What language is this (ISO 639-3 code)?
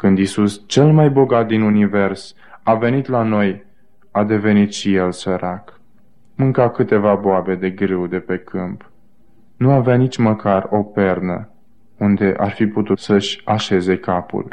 ron